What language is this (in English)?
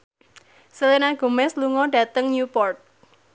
Javanese